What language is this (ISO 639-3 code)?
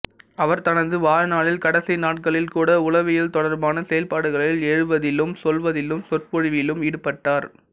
tam